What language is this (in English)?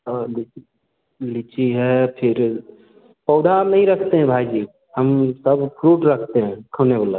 Hindi